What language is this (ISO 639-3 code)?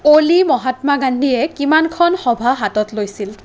asm